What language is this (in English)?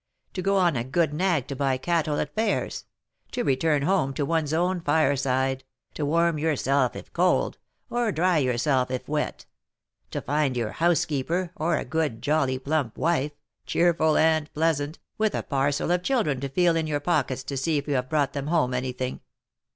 English